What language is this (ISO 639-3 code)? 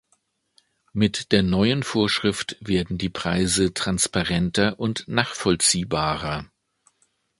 deu